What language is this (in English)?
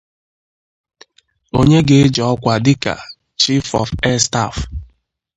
Igbo